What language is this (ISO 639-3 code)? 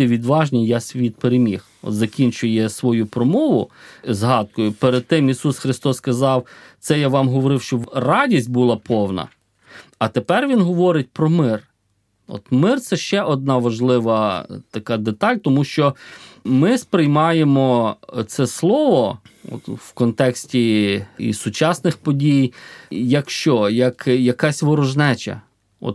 ukr